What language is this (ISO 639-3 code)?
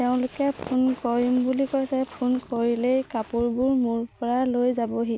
asm